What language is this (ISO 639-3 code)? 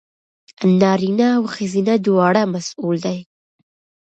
pus